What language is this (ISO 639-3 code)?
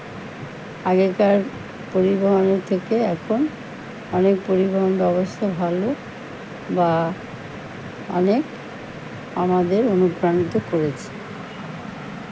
ben